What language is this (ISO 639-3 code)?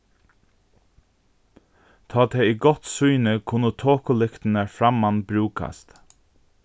fao